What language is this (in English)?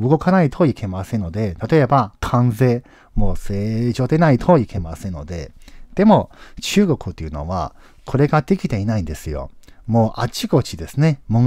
Japanese